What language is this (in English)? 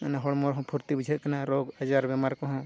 Santali